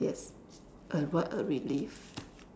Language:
English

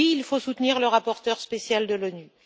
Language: French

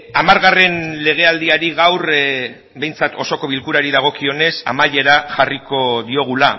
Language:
Basque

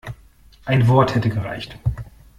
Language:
German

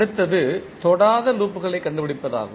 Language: Tamil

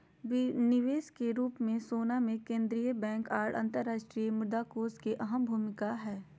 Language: Magahi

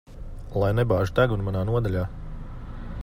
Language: Latvian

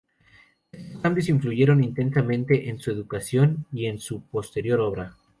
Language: Spanish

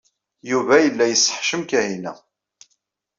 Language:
Kabyle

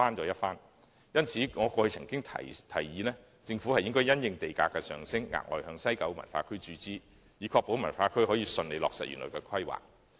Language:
Cantonese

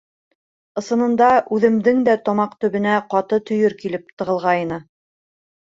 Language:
Bashkir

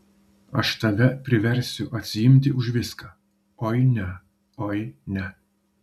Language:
Lithuanian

